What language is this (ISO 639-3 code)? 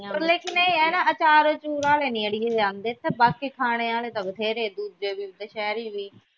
pan